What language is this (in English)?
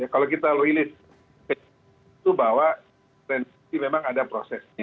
Indonesian